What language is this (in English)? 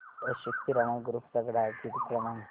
Marathi